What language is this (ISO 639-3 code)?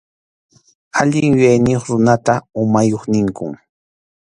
qxu